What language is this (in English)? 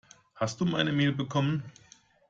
German